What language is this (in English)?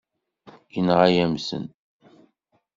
Kabyle